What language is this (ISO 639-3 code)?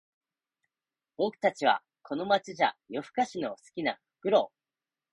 jpn